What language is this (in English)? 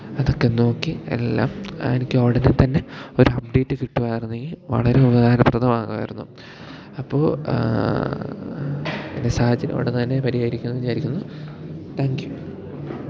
Malayalam